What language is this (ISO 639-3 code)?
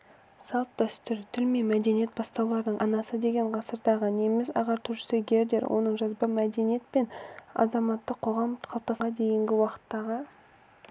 kaz